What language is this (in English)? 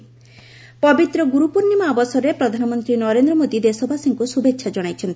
Odia